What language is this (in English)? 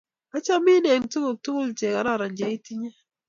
Kalenjin